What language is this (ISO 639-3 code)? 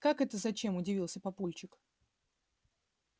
rus